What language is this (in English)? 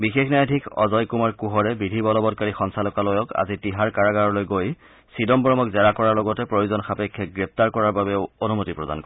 Assamese